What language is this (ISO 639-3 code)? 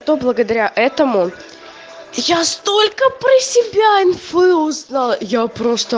rus